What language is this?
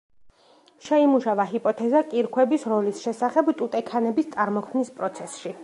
Georgian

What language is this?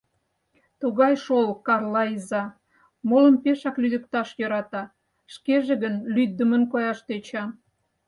Mari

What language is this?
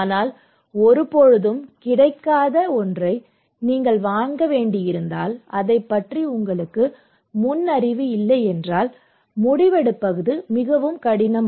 Tamil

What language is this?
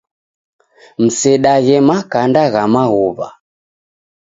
Taita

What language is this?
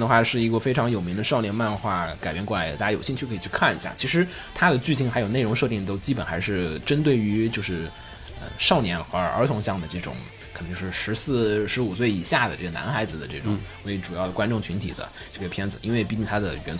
Chinese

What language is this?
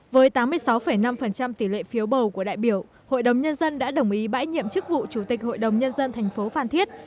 Vietnamese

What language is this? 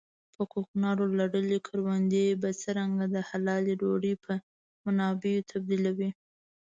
Pashto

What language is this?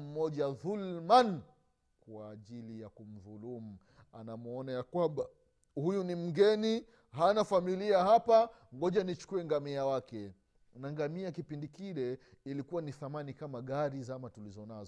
Swahili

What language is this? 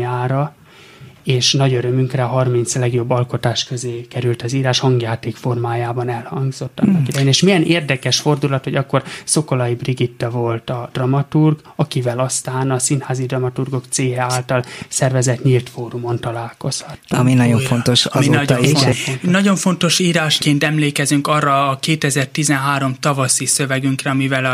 Hungarian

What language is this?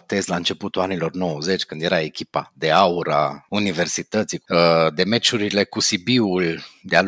Romanian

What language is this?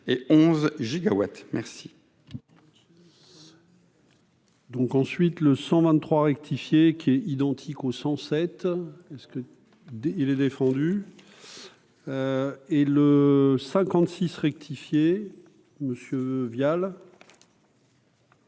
French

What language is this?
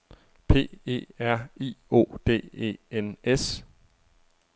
Danish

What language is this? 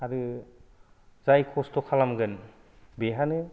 Bodo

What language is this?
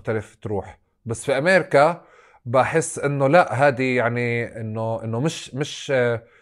Arabic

